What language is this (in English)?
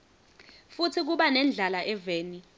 Swati